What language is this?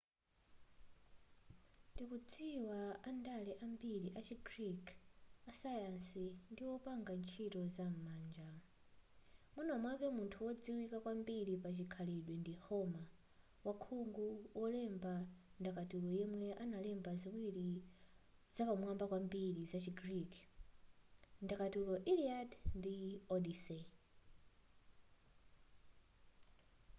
Nyanja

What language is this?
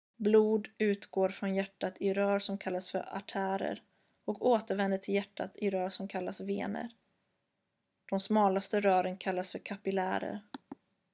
Swedish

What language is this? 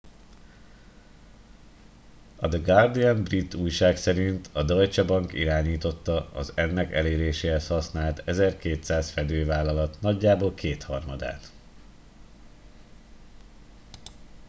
Hungarian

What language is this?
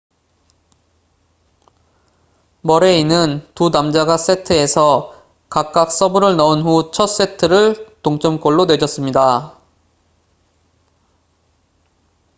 Korean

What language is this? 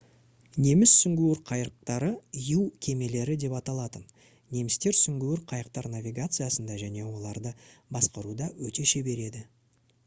Kazakh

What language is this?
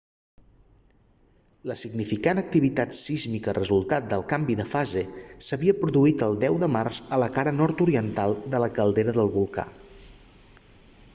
Catalan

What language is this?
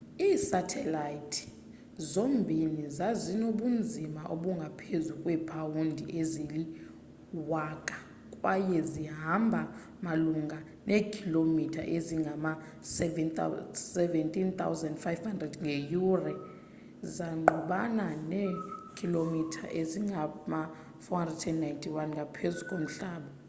Xhosa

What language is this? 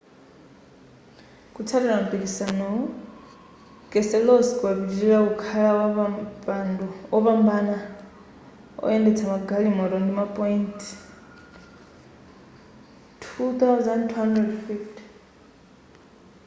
Nyanja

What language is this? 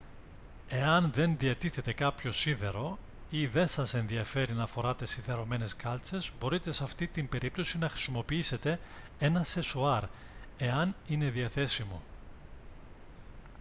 Greek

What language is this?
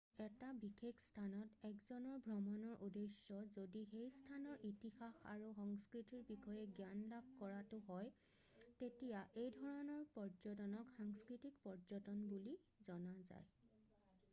Assamese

